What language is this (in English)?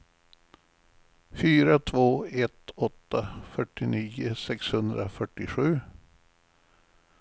Swedish